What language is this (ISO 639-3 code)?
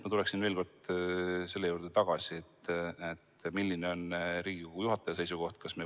est